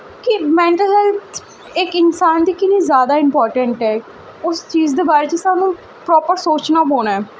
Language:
Dogri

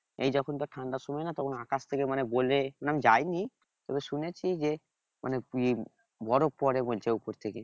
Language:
Bangla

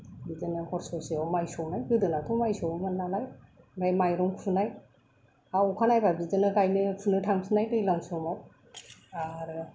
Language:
Bodo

